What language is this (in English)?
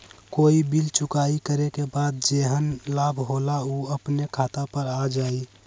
Magahi